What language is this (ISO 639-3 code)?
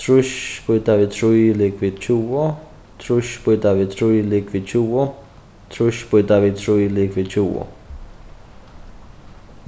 fao